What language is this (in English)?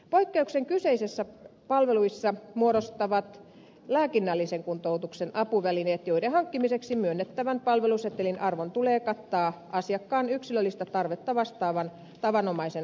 Finnish